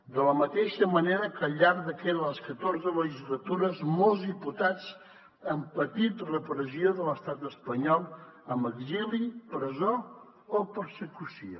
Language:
Catalan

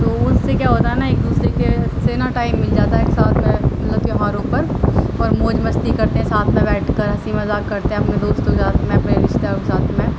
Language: Urdu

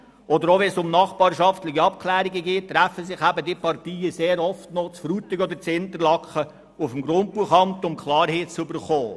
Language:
Swiss German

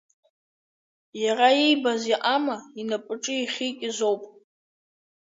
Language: Abkhazian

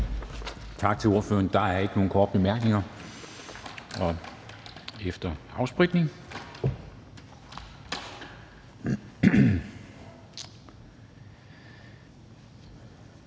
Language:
Danish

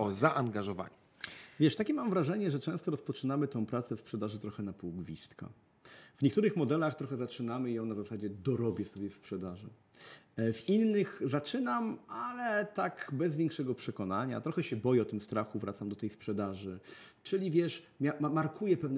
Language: Polish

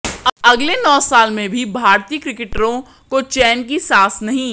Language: Hindi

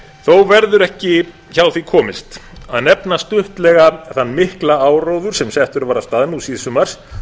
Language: Icelandic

